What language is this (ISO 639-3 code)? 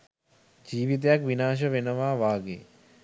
sin